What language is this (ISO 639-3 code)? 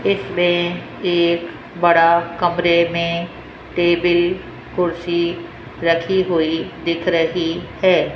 hin